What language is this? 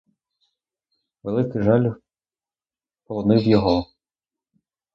Ukrainian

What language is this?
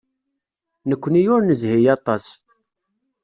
Kabyle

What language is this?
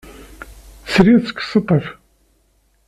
Kabyle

